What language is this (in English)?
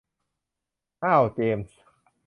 Thai